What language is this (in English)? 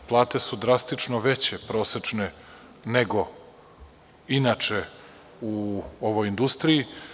Serbian